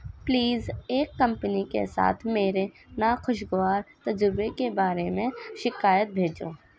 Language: Urdu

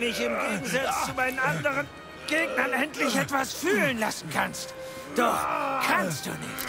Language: German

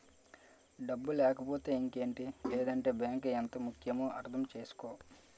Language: Telugu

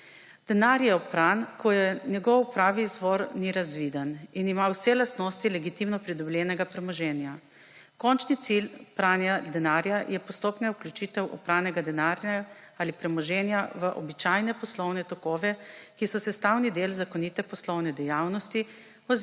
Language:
Slovenian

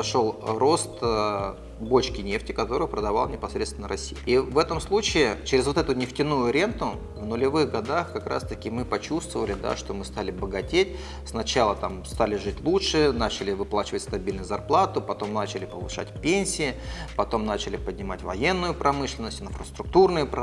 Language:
Russian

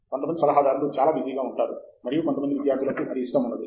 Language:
Telugu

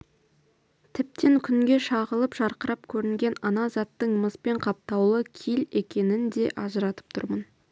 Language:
Kazakh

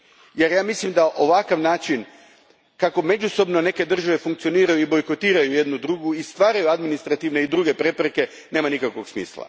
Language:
Croatian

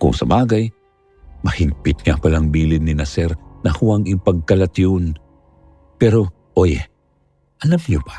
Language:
Filipino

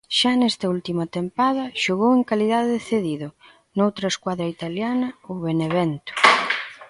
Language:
Galician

